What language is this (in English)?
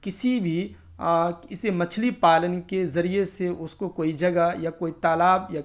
Urdu